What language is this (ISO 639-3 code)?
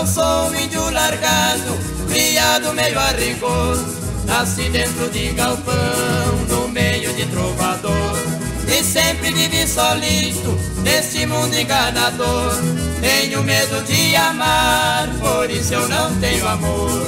por